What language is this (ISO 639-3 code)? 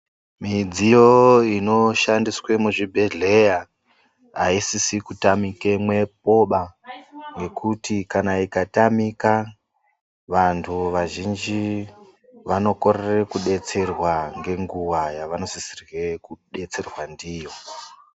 ndc